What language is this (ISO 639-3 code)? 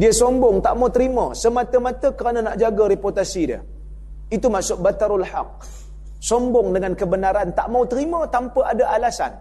msa